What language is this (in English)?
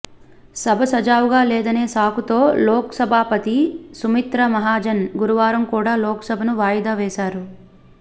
Telugu